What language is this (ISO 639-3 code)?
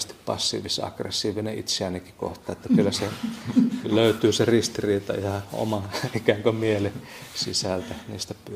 fin